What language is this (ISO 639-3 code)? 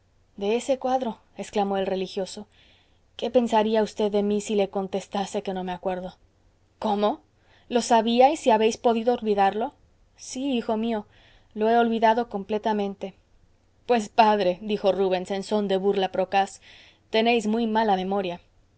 spa